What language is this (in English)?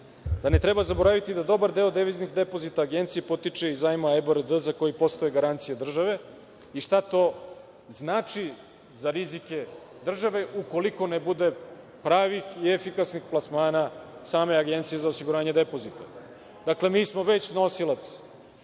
Serbian